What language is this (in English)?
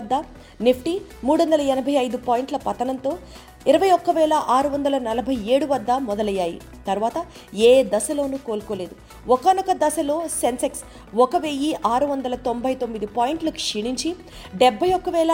Telugu